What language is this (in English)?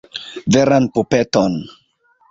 Esperanto